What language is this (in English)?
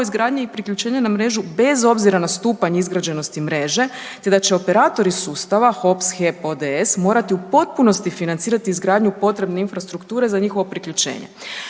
Croatian